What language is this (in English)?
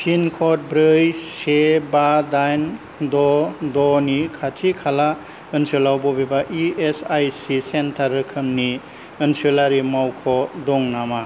Bodo